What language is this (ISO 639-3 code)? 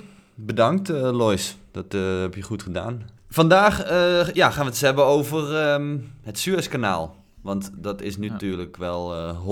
nld